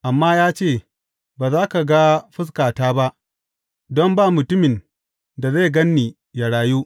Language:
Hausa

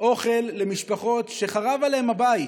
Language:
Hebrew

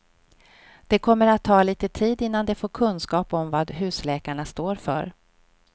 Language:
Swedish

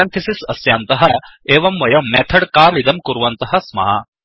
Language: Sanskrit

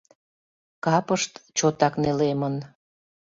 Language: Mari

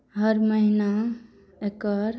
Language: Maithili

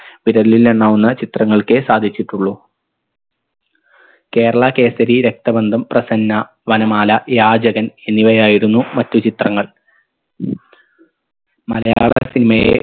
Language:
Malayalam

